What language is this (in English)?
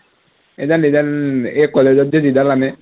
Assamese